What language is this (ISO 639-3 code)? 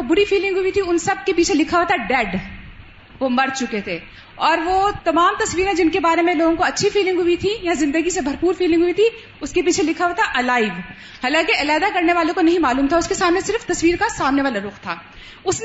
urd